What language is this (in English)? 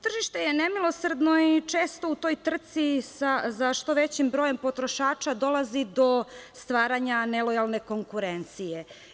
Serbian